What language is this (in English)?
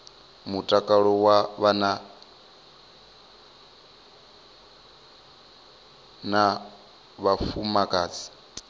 Venda